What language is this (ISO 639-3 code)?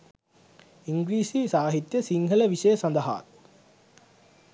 sin